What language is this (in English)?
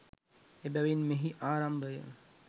Sinhala